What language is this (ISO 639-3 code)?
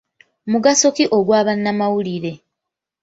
lug